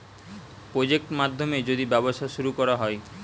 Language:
Bangla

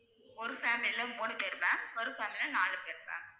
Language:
Tamil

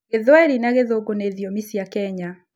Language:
Kikuyu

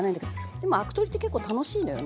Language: Japanese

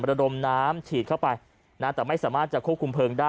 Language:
Thai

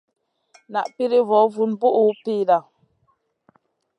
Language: Masana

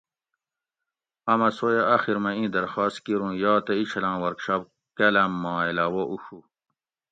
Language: Gawri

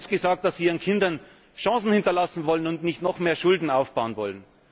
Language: German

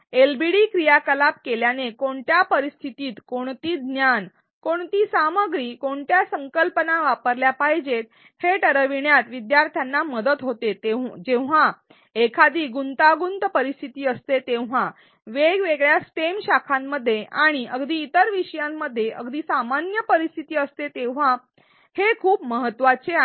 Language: Marathi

